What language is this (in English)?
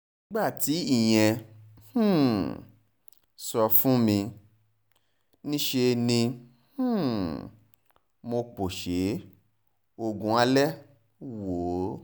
Yoruba